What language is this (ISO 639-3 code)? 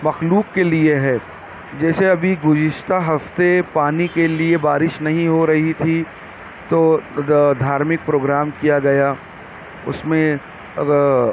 urd